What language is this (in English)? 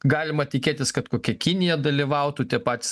Lithuanian